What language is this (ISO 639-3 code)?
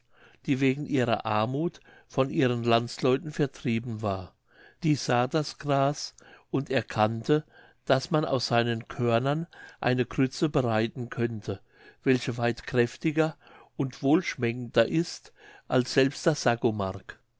deu